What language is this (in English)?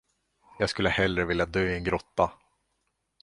Swedish